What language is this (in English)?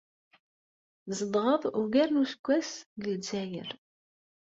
Kabyle